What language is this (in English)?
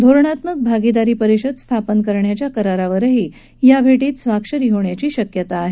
Marathi